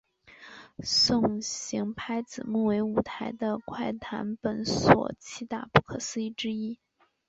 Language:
Chinese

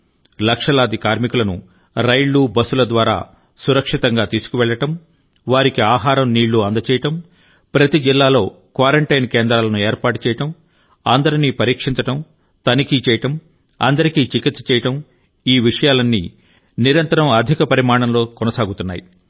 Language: Telugu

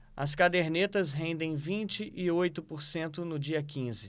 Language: Portuguese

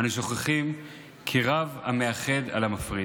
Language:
Hebrew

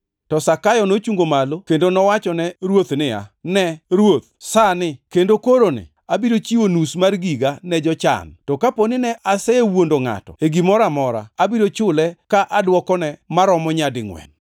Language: Luo (Kenya and Tanzania)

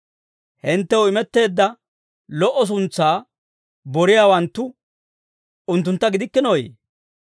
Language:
Dawro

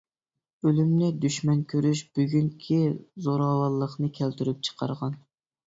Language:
Uyghur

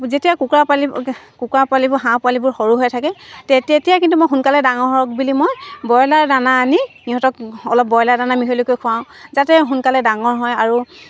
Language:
Assamese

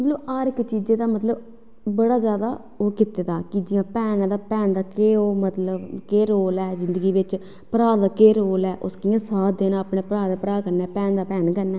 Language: Dogri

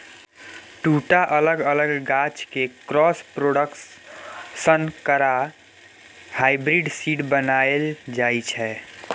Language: Maithili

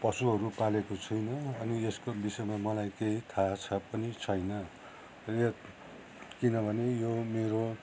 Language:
Nepali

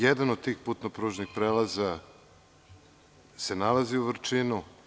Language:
Serbian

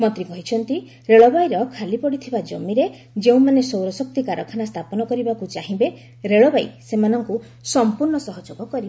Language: Odia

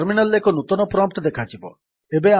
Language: Odia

